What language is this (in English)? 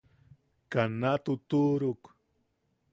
Yaqui